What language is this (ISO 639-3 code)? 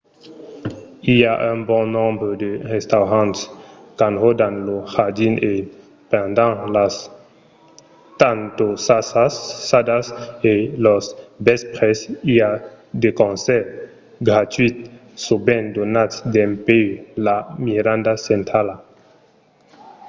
oci